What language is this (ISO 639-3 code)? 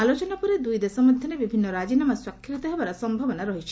ori